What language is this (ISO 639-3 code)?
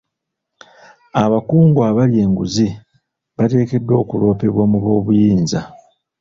lug